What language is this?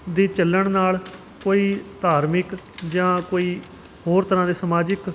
Punjabi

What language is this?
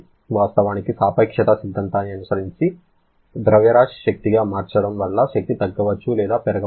Telugu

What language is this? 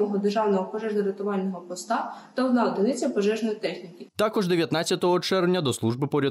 Ukrainian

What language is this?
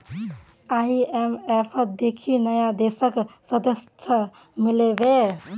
Magahi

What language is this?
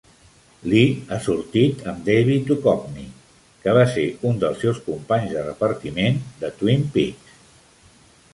Catalan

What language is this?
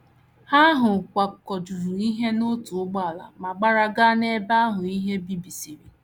Igbo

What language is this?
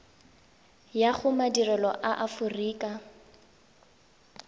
Tswana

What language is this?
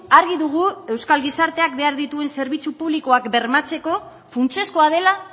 Basque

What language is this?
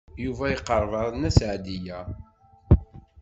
Kabyle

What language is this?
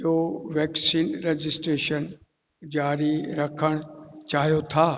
Sindhi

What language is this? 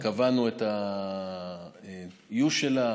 Hebrew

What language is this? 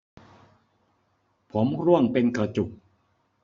Thai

